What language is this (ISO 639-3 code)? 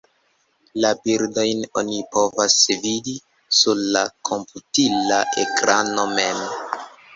epo